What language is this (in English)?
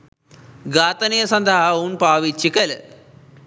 Sinhala